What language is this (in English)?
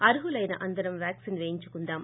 Telugu